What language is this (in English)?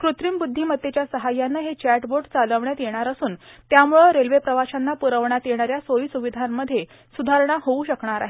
Marathi